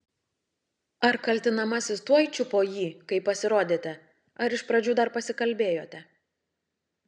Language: Lithuanian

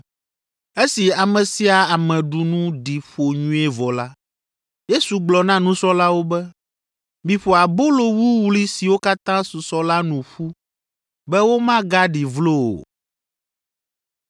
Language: Ewe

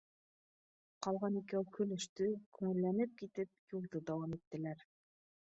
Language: Bashkir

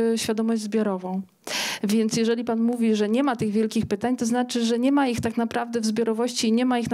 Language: Polish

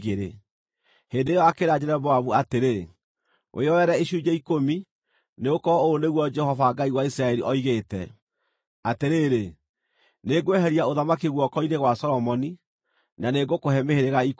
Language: Kikuyu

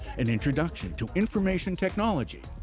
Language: English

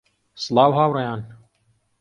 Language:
Central Kurdish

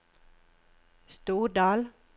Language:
Norwegian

